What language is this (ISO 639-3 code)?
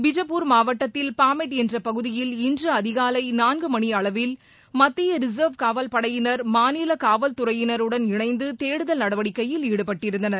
tam